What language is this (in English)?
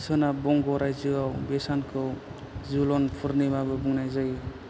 Bodo